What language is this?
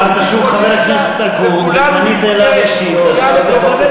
Hebrew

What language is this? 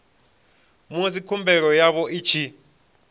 Venda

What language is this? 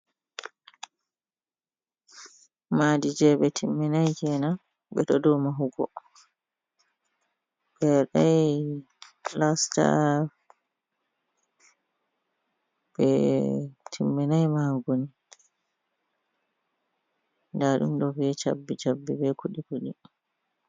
Fula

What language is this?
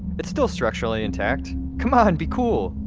English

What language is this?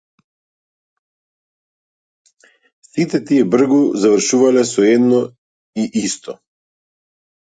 Macedonian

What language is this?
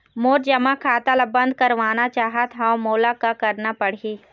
Chhattisgarhi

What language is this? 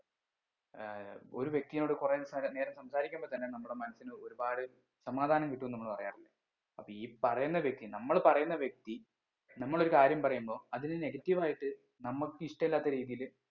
Malayalam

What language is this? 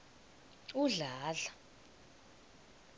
South Ndebele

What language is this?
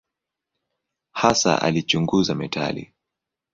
Swahili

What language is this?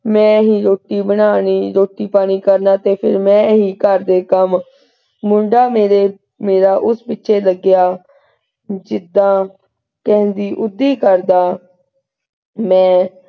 Punjabi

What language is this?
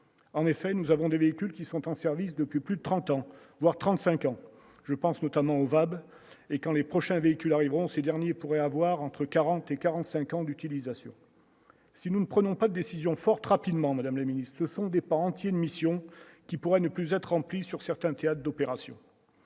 French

